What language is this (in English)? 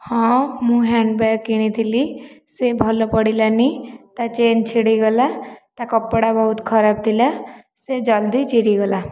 Odia